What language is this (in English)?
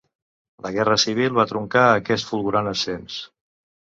Catalan